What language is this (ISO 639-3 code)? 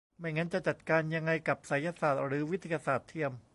tha